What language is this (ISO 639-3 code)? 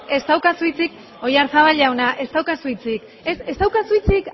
eus